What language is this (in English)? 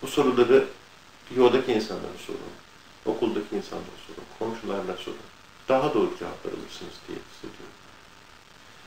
Turkish